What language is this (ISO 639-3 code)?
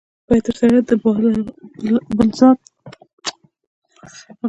pus